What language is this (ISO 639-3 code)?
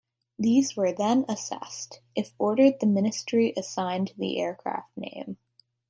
eng